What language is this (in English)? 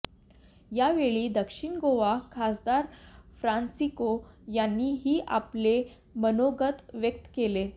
Marathi